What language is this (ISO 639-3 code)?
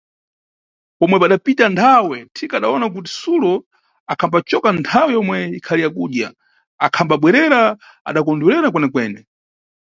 nyu